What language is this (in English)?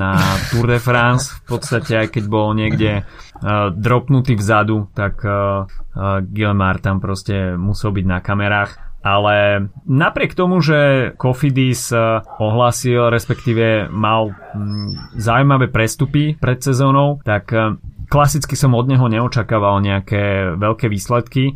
Slovak